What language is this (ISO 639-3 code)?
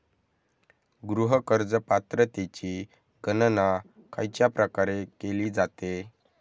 mar